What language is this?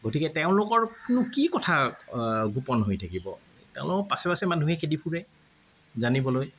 Assamese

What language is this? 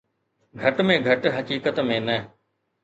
Sindhi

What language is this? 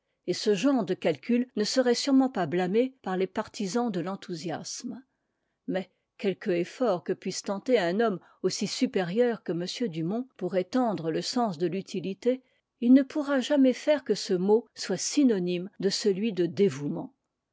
French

